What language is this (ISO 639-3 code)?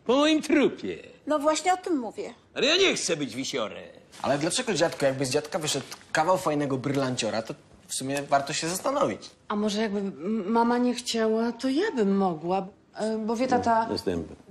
pol